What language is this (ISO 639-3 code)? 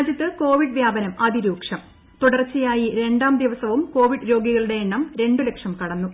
mal